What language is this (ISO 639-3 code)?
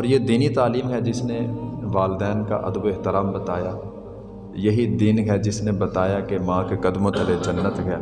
urd